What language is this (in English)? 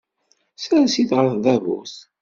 Kabyle